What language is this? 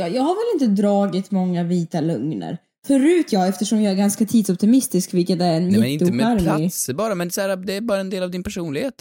Swedish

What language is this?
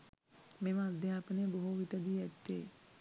Sinhala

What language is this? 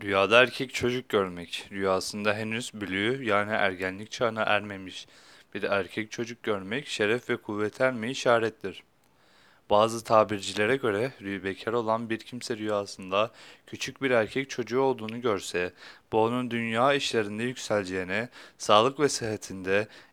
Turkish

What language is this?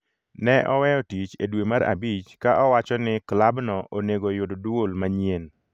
Luo (Kenya and Tanzania)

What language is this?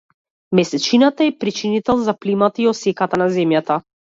Macedonian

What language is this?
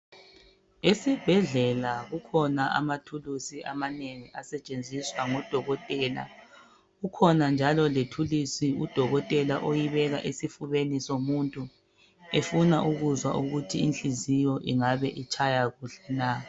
North Ndebele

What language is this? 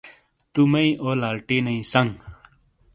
Shina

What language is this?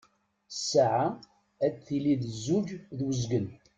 Kabyle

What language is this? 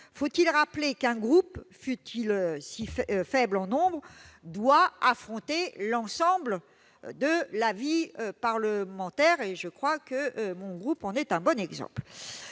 French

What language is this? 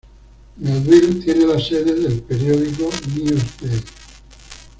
Spanish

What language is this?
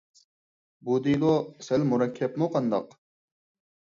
Uyghur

